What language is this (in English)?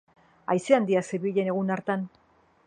Basque